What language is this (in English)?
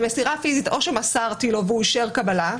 Hebrew